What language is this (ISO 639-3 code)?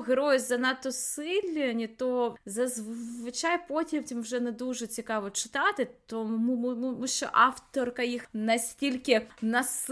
ukr